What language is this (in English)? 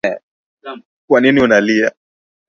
Swahili